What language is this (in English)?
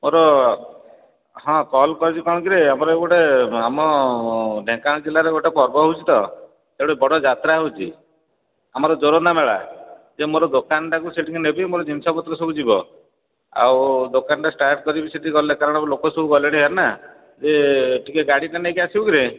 Odia